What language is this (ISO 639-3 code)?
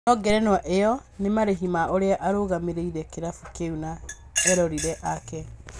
kik